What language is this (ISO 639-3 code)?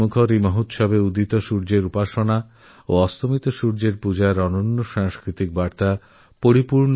ben